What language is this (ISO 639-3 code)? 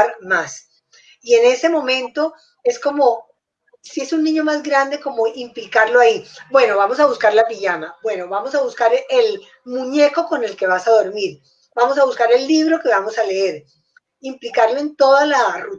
spa